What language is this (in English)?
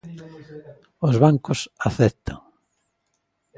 Galician